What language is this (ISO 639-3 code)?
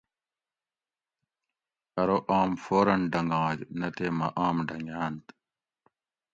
gwc